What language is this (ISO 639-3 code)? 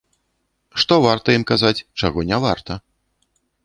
bel